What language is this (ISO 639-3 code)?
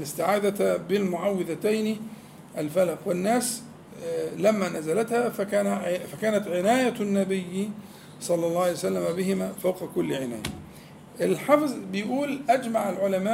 ara